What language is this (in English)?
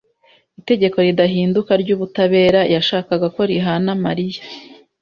Kinyarwanda